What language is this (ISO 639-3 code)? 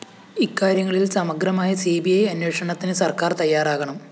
mal